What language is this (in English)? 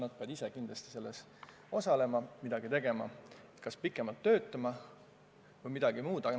Estonian